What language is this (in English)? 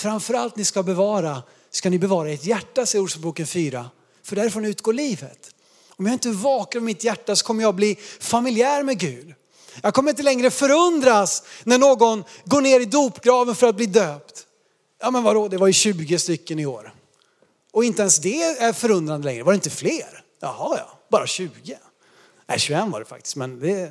Swedish